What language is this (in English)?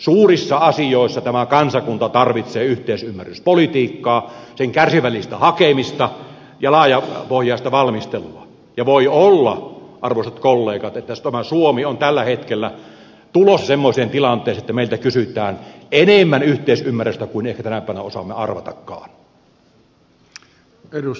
Finnish